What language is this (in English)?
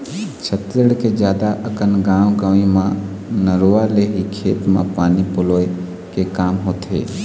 Chhattisgarhi